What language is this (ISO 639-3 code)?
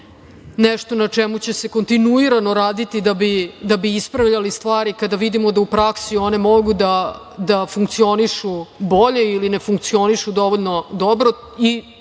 srp